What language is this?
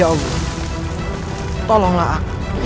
Indonesian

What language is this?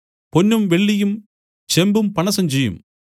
Malayalam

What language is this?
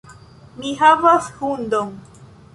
Esperanto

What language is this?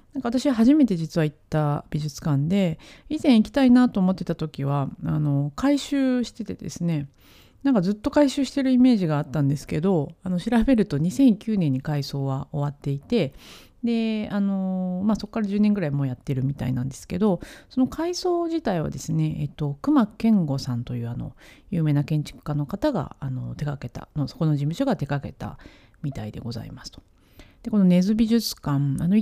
Japanese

